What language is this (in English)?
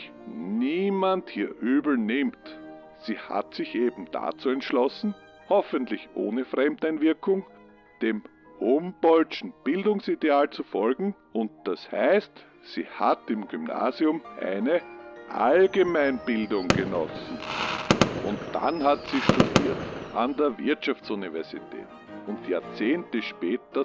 German